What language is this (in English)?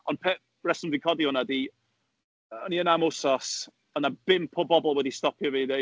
Welsh